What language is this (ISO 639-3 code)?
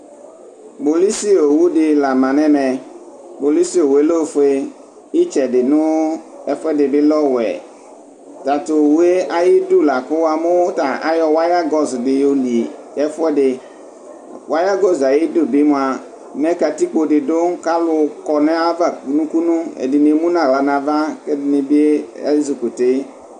kpo